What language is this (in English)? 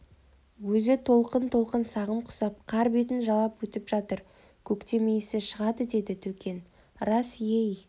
Kazakh